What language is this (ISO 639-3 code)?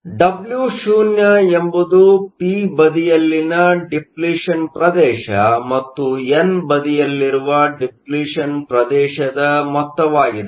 kan